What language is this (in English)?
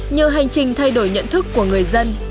Vietnamese